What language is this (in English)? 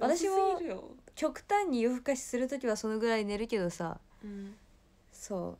Japanese